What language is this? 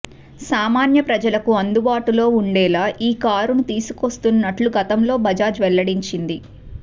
Telugu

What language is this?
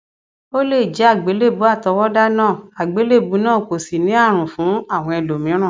Yoruba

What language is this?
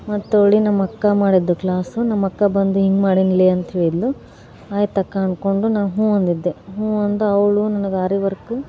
Kannada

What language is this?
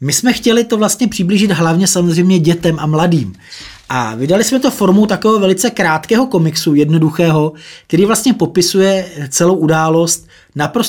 Czech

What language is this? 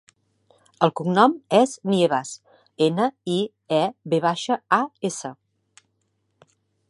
Catalan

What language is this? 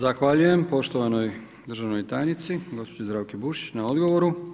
Croatian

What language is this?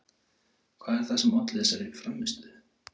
Icelandic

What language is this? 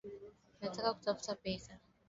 Swahili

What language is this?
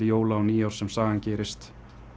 Icelandic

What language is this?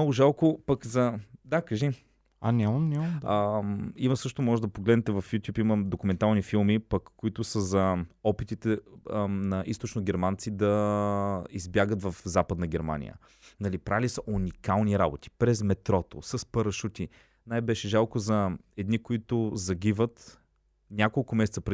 Bulgarian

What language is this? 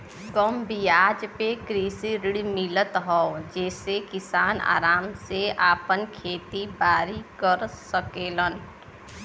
Bhojpuri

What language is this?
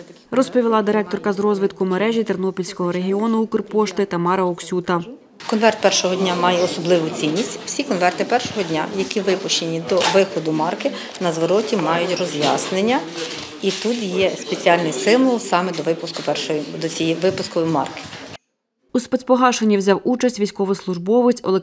Ukrainian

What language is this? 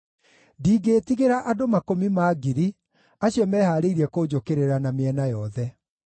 Kikuyu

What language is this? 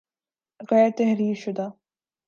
Urdu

